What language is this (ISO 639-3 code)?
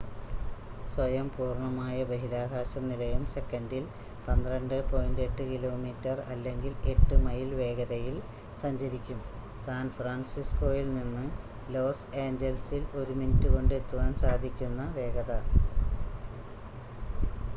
mal